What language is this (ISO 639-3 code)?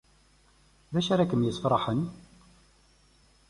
kab